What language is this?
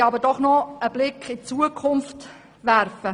Swiss German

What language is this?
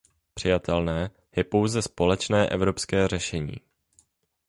Czech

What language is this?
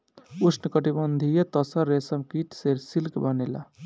Bhojpuri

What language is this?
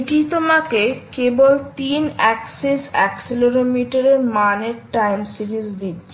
Bangla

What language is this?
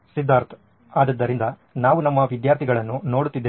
Kannada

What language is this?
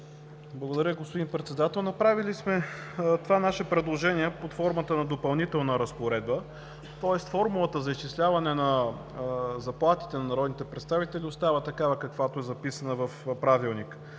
Bulgarian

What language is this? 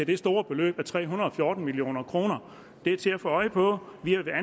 Danish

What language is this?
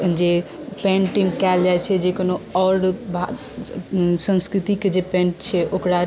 Maithili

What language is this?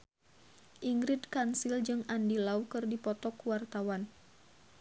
Sundanese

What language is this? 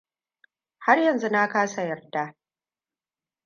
Hausa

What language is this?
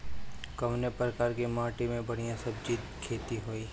Bhojpuri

